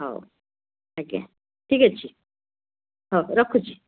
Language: Odia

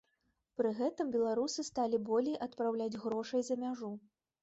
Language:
Belarusian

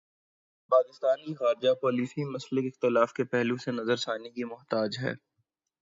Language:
Urdu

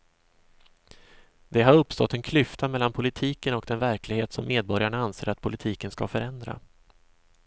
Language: Swedish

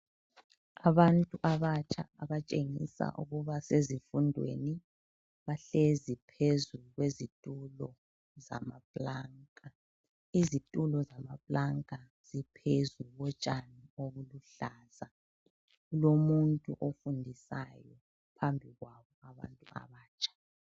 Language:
North Ndebele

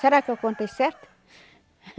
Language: Portuguese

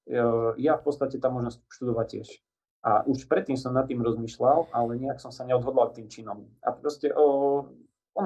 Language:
Slovak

